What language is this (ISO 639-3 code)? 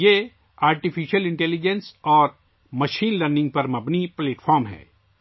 urd